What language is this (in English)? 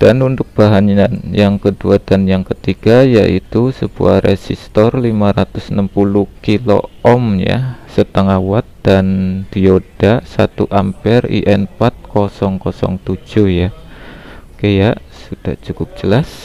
Indonesian